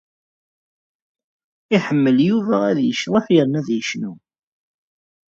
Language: Kabyle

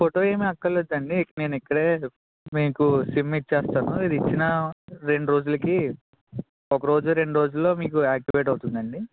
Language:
Telugu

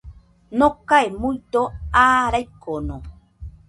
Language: Nüpode Huitoto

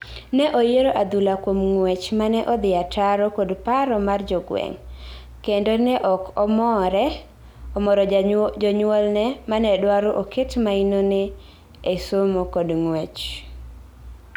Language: Luo (Kenya and Tanzania)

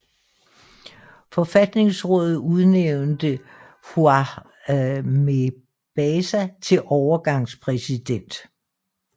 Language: Danish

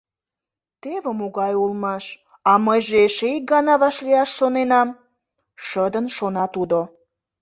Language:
Mari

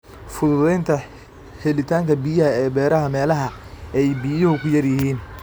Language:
Somali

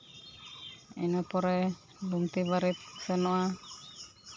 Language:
Santali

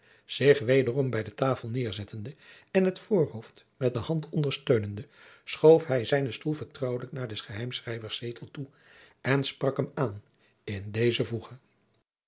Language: Dutch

